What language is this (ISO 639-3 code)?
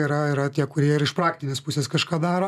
lit